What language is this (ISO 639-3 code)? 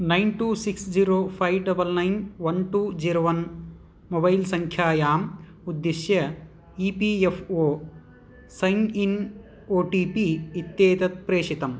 san